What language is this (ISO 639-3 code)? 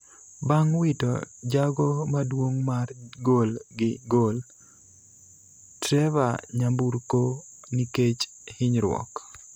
luo